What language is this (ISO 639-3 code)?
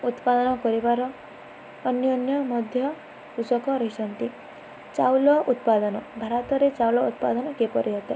ori